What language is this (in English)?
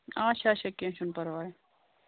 Kashmiri